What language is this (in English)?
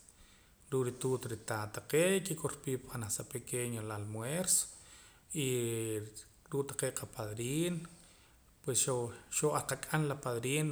Poqomam